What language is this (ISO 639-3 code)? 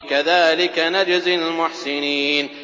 ara